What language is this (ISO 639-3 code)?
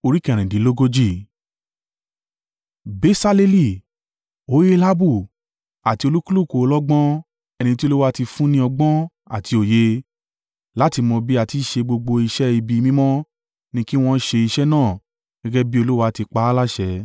yor